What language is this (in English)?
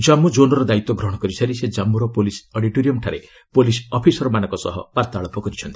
Odia